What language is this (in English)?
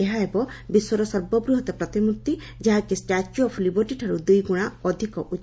Odia